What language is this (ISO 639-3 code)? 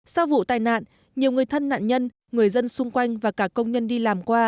vie